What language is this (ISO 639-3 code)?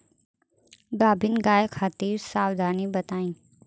bho